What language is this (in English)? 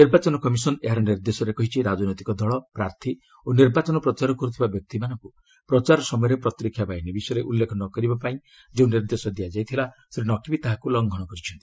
Odia